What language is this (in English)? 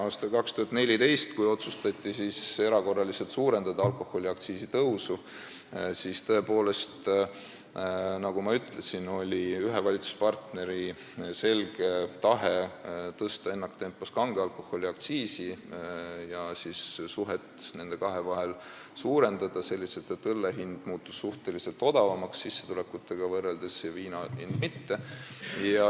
Estonian